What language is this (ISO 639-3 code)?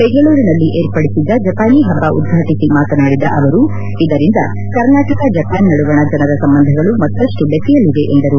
kan